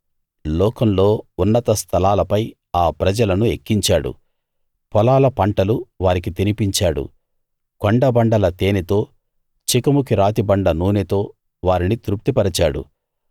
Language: Telugu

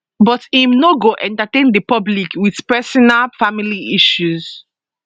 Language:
Nigerian Pidgin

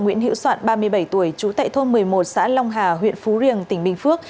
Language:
Vietnamese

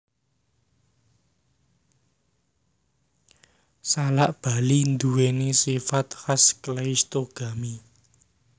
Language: Javanese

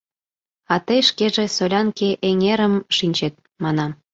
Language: Mari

